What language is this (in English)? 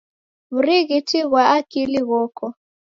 Taita